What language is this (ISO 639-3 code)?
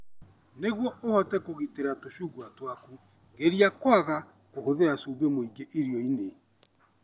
kik